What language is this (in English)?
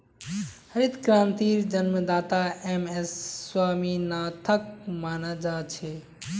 Magahi